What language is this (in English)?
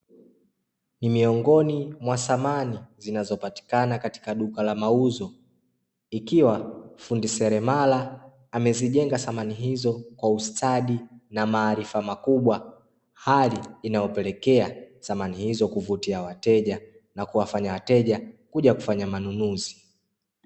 Swahili